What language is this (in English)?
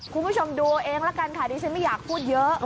Thai